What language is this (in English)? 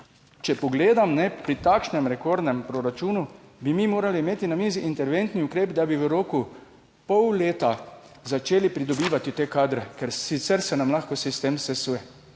Slovenian